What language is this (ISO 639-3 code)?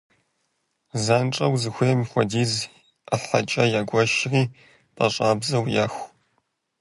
kbd